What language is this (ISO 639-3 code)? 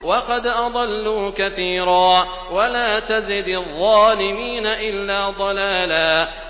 ara